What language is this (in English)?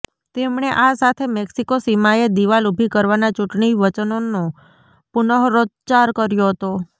Gujarati